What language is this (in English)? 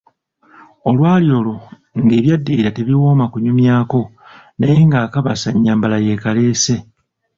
Ganda